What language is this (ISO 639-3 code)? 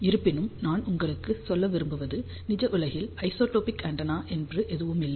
tam